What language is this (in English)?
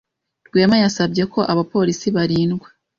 Kinyarwanda